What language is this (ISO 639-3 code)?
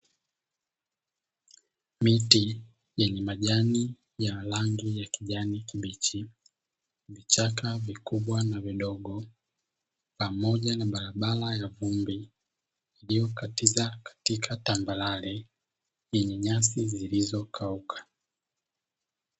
swa